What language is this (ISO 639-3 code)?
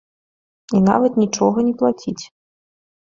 bel